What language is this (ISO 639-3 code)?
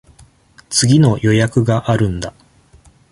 jpn